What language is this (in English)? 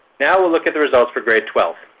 English